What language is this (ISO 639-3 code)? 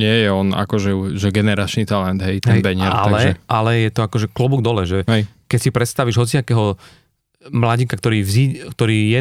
slk